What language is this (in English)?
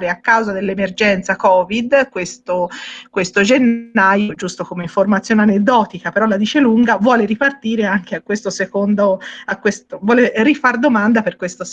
Italian